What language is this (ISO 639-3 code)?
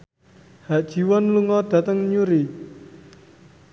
jav